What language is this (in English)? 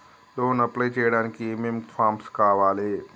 Telugu